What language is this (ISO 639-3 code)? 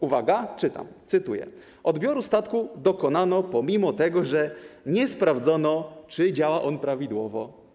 pol